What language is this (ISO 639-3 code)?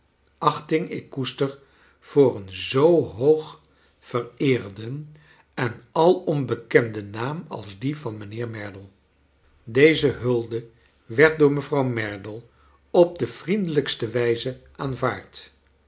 nld